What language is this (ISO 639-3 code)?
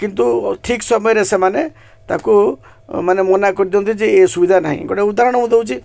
ori